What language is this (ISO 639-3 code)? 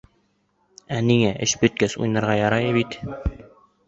bak